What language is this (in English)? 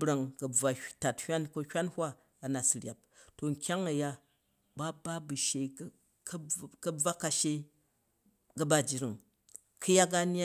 Jju